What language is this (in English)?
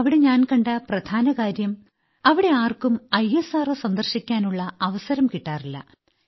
Malayalam